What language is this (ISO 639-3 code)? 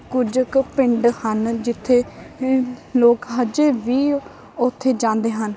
pan